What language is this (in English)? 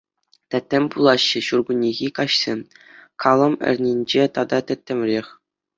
Chuvash